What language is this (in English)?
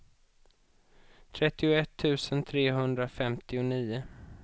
Swedish